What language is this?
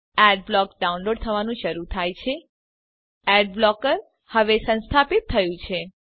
Gujarati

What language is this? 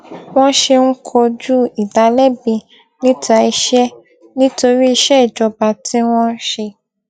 Yoruba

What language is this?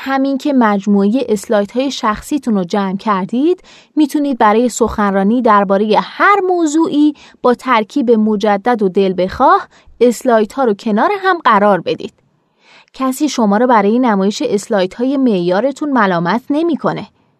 Persian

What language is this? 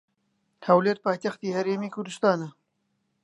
Central Kurdish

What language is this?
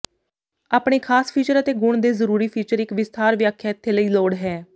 Punjabi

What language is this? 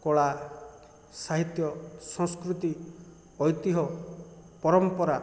Odia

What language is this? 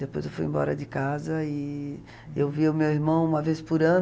Portuguese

